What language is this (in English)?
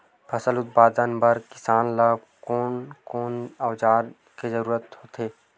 Chhattisgarhi